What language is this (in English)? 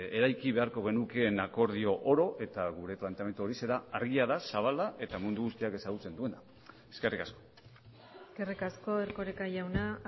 Basque